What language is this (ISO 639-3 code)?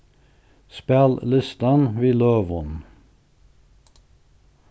fao